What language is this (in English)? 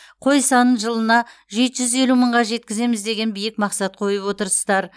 Kazakh